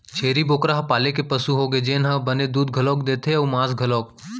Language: Chhattisgarhi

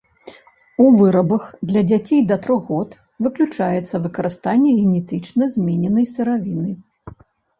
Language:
Belarusian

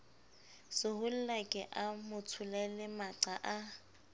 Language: Southern Sotho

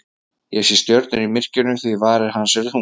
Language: Icelandic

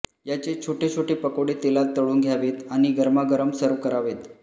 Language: Marathi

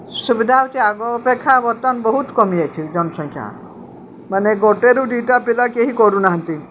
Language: Odia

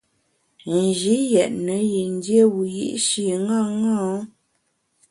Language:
Bamun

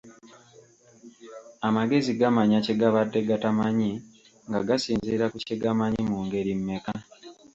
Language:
Ganda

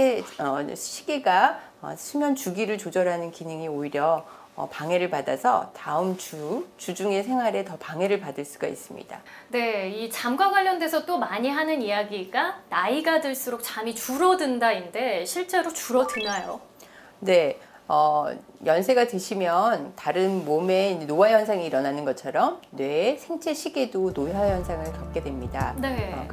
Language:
Korean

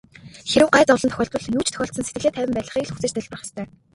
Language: Mongolian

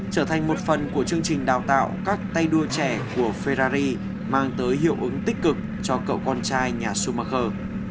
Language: Vietnamese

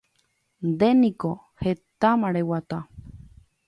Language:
Guarani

